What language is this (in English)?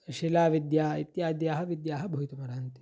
Sanskrit